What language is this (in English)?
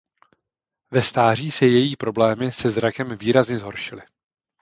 Czech